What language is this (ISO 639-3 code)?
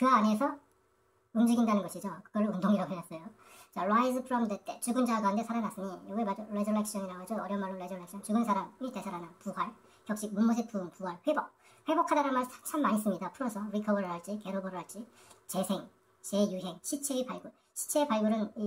kor